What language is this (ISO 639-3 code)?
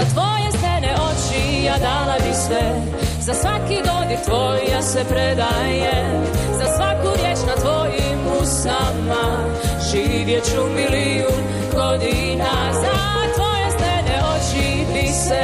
hrv